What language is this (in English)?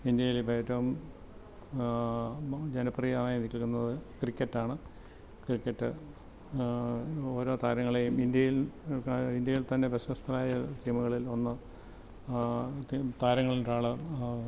Malayalam